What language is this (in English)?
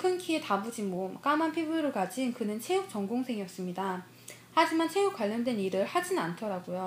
Korean